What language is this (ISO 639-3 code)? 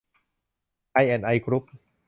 tha